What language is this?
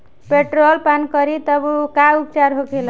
Bhojpuri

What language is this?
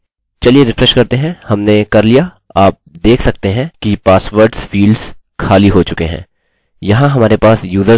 Hindi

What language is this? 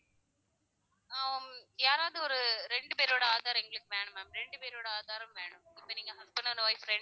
Tamil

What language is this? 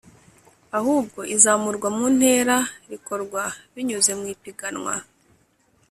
Kinyarwanda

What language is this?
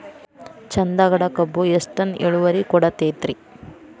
Kannada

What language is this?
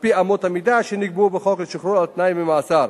Hebrew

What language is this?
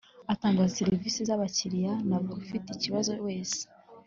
Kinyarwanda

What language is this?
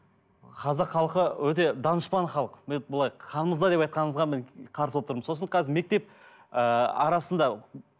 Kazakh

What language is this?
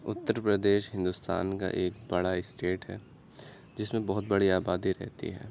Urdu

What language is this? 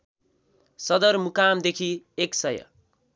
Nepali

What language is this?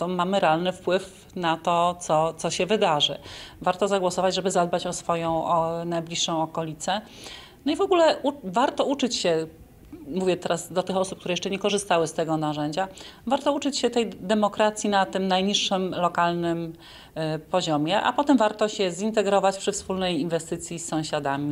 Polish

